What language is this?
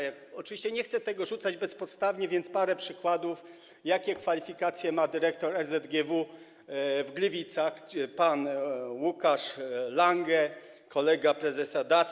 Polish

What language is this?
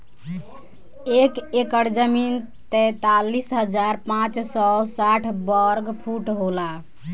Bhojpuri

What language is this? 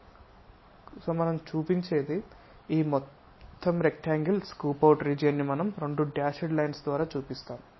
Telugu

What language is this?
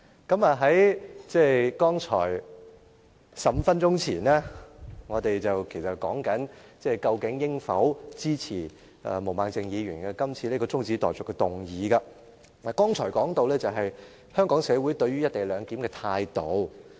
Cantonese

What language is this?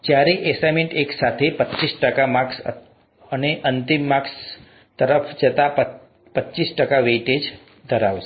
Gujarati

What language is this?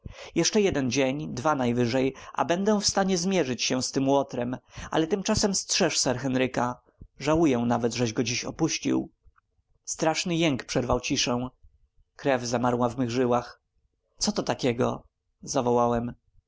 Polish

